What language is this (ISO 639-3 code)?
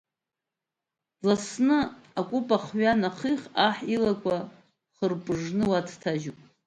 abk